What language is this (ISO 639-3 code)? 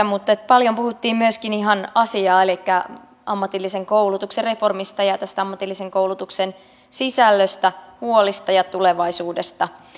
fin